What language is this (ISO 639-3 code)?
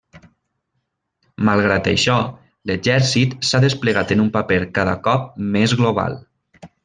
cat